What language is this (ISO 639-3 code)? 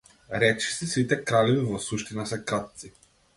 mkd